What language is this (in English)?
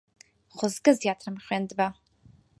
Central Kurdish